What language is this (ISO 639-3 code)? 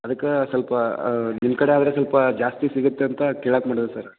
kan